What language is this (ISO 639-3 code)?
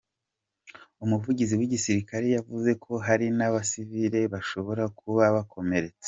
kin